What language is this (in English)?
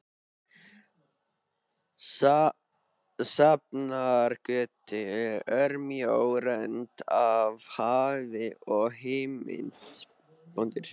Icelandic